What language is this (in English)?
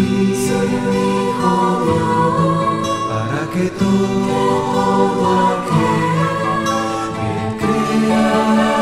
Spanish